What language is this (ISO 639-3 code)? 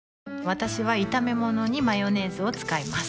jpn